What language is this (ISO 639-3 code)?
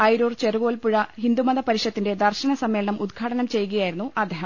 mal